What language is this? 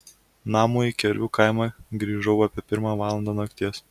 Lithuanian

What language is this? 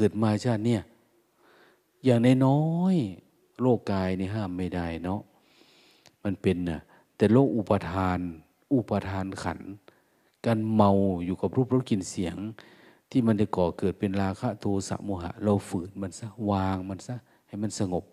Thai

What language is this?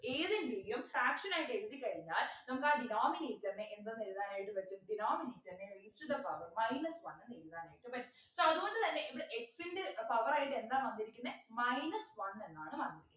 Malayalam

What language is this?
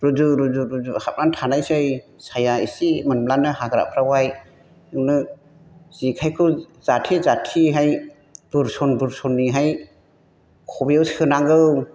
Bodo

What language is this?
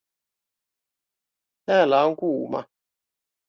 Finnish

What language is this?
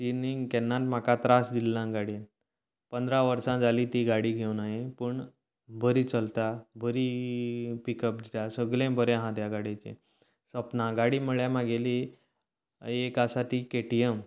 Konkani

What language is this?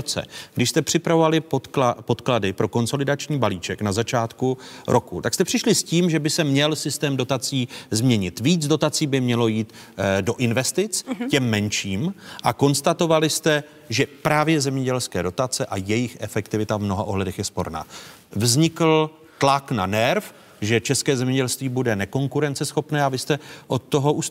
Czech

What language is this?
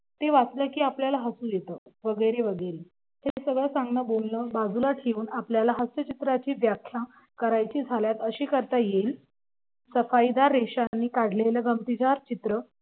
Marathi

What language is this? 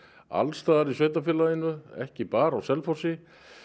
Icelandic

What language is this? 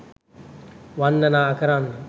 Sinhala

